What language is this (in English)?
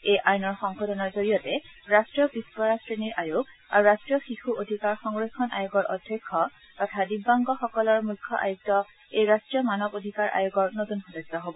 Assamese